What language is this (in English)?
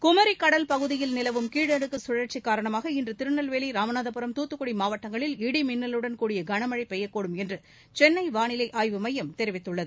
Tamil